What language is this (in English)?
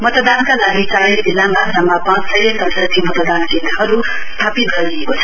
Nepali